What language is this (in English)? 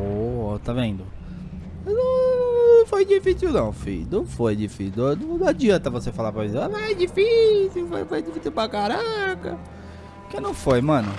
Portuguese